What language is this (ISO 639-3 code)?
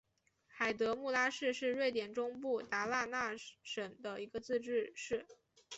zho